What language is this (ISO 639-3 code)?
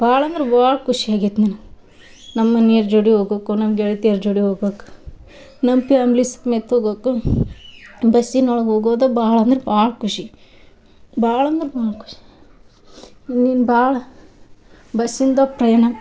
kan